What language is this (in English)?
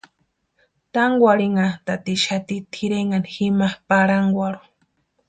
Western Highland Purepecha